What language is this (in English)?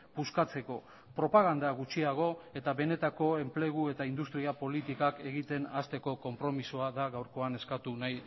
Basque